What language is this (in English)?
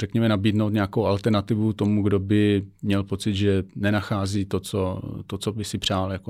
Czech